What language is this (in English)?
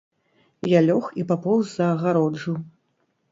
Belarusian